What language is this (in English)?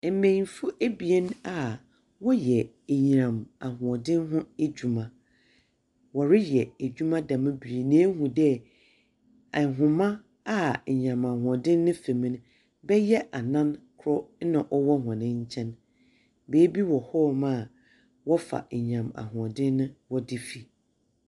Akan